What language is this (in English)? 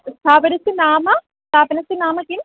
Sanskrit